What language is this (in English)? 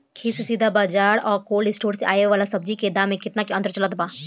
Bhojpuri